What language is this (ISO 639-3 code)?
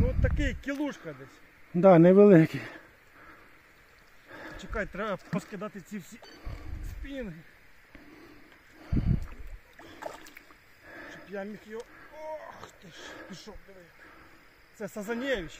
ukr